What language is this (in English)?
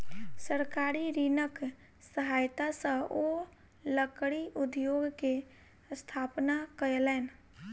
Maithili